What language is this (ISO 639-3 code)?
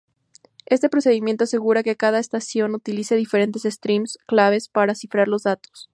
spa